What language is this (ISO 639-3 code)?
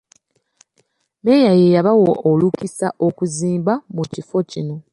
lug